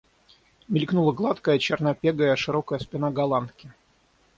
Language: Russian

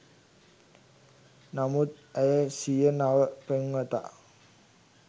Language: Sinhala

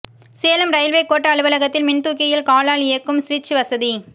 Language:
Tamil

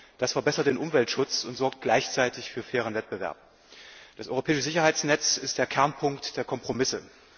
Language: German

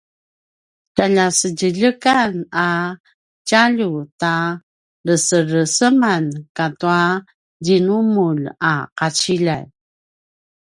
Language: Paiwan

